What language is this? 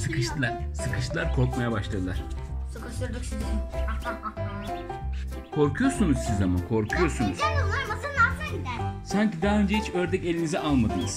Turkish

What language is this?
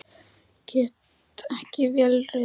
Icelandic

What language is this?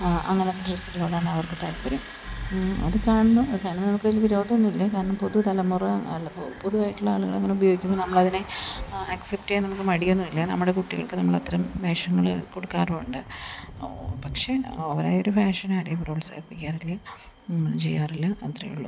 Malayalam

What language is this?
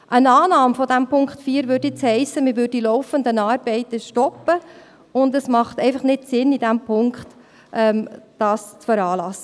Swiss German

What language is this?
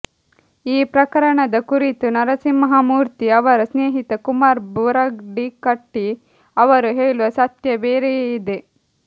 Kannada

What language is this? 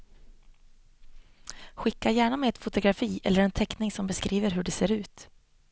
Swedish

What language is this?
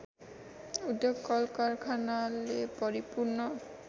Nepali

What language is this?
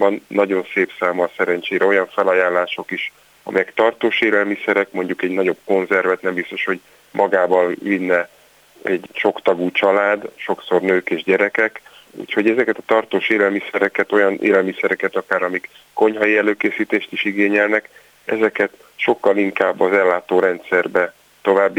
Hungarian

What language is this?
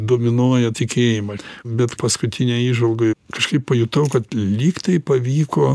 Lithuanian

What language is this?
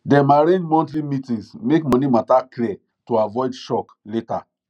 Nigerian Pidgin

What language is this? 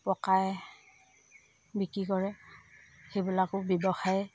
Assamese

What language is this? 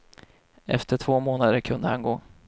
Swedish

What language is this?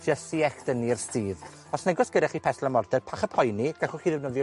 Welsh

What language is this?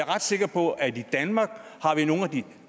Danish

